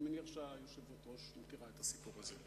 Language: Hebrew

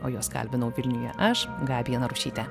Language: Lithuanian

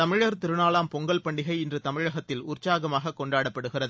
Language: Tamil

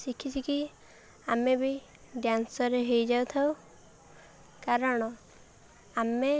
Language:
Odia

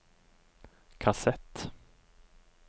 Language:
Norwegian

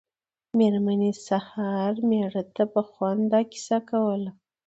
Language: Pashto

